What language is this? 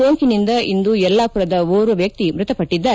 Kannada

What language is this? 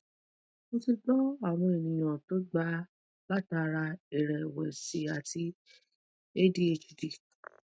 Yoruba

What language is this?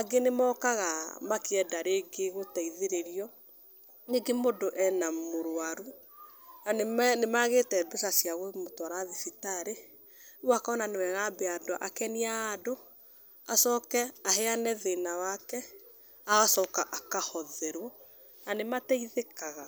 Kikuyu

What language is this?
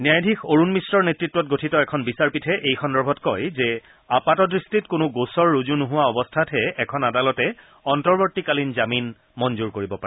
Assamese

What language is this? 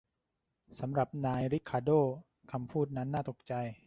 Thai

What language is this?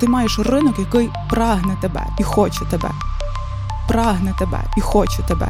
Ukrainian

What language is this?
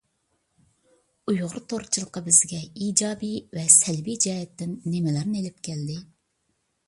Uyghur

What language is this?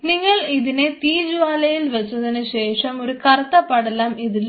Malayalam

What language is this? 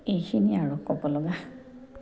Assamese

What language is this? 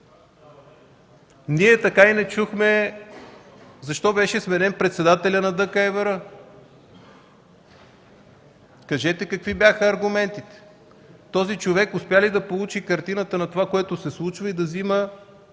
Bulgarian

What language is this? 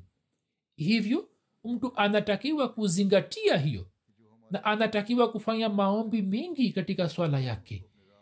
Swahili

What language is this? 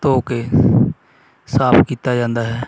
Punjabi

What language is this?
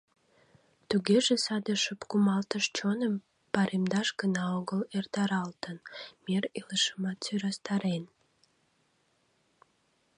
Mari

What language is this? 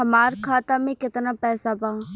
Bhojpuri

